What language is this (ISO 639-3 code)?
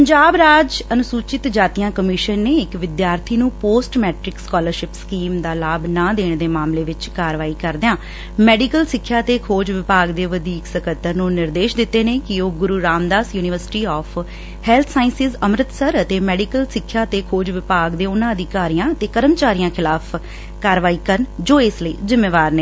pan